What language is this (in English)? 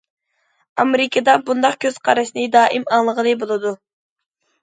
Uyghur